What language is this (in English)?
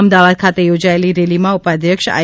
Gujarati